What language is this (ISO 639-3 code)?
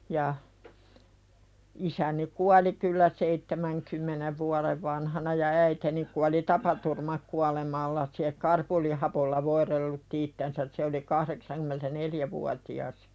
fin